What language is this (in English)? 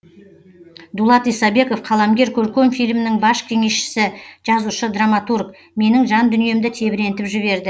Kazakh